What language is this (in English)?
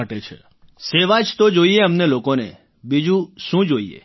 Gujarati